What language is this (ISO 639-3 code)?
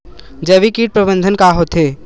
hne